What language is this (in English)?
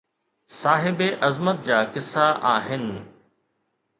Sindhi